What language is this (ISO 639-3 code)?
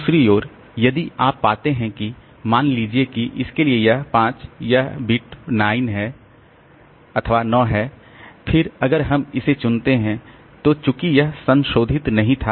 hin